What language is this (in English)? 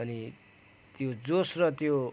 Nepali